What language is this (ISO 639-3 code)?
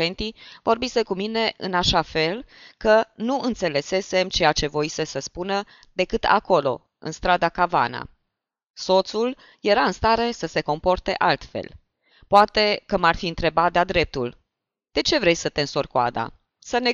ron